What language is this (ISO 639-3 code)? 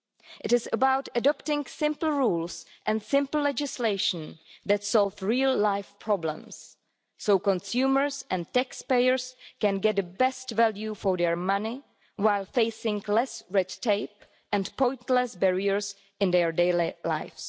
eng